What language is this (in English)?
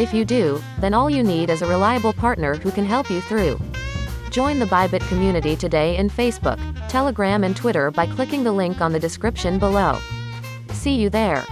Filipino